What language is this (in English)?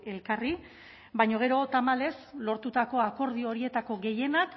Basque